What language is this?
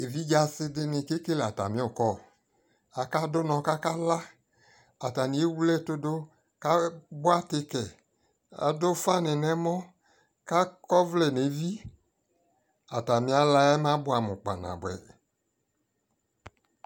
Ikposo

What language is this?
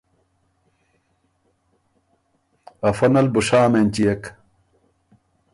Ormuri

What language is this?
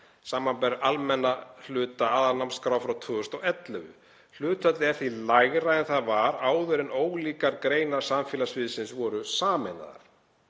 Icelandic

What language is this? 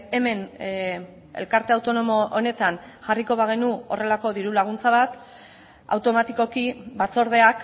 Basque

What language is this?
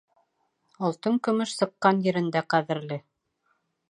Bashkir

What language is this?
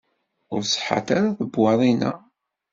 Kabyle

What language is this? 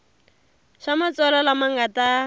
Tsonga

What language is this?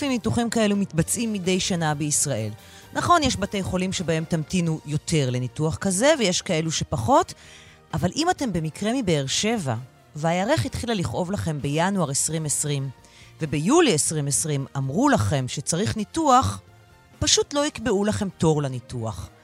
Hebrew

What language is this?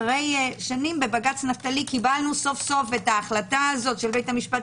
Hebrew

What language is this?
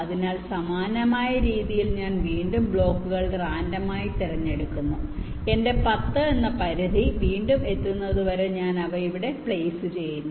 Malayalam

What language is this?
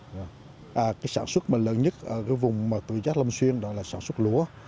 Vietnamese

